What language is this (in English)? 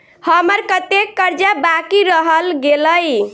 Maithili